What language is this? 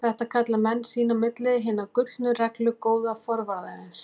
Icelandic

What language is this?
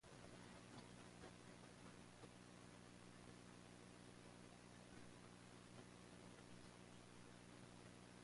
English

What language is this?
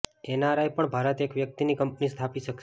Gujarati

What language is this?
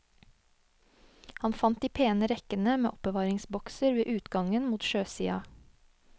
Norwegian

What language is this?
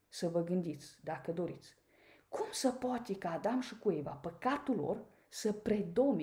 Romanian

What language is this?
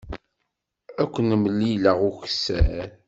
Kabyle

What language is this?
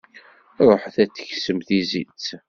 Kabyle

